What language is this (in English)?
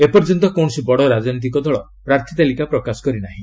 Odia